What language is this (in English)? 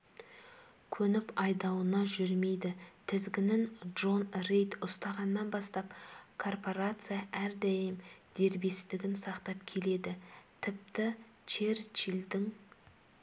Kazakh